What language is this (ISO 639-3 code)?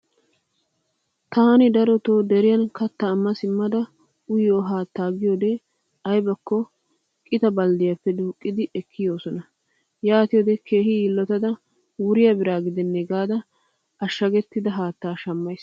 wal